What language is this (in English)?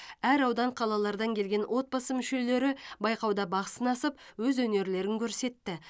Kazakh